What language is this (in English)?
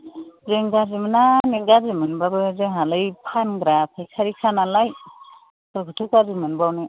Bodo